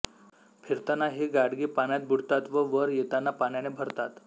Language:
Marathi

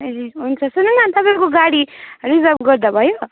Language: Nepali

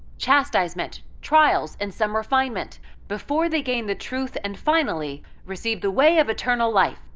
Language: English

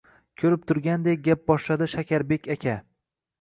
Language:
Uzbek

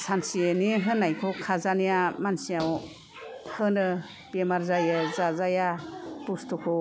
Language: Bodo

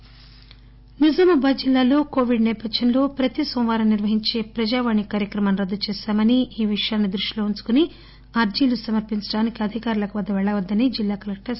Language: Telugu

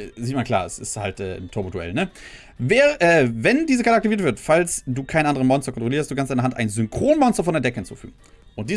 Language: German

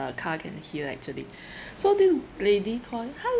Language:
English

